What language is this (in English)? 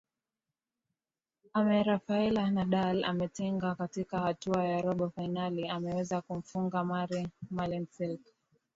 Swahili